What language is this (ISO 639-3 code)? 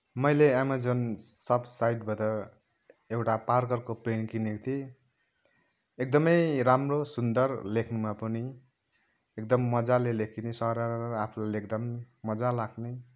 nep